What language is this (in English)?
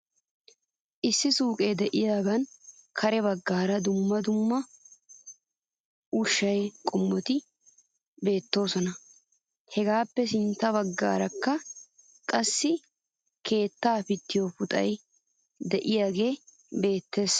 Wolaytta